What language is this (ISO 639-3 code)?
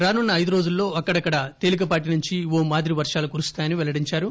tel